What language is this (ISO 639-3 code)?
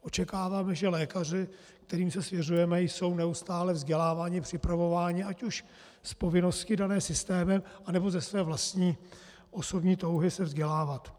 ces